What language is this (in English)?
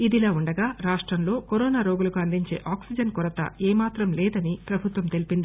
Telugu